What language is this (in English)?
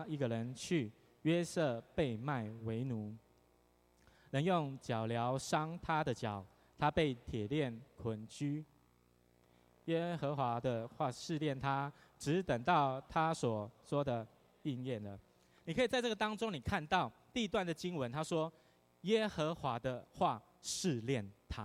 Chinese